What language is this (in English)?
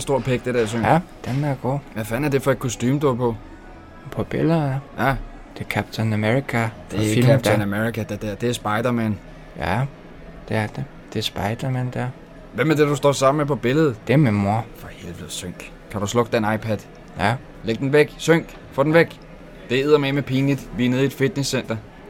Danish